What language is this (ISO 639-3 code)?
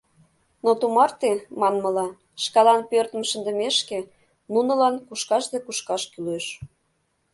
chm